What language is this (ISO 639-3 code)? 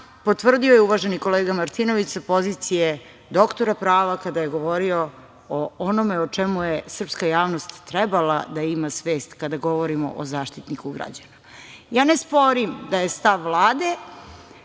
srp